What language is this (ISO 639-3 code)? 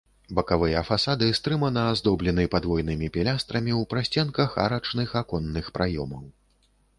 bel